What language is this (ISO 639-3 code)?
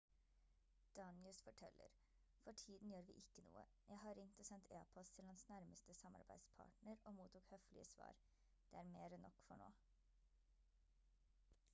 nob